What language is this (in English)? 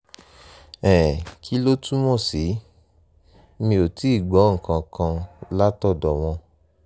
Yoruba